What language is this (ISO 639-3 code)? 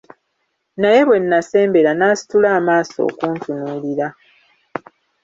lug